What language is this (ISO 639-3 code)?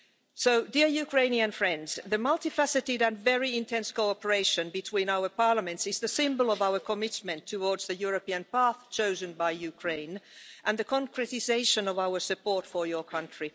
eng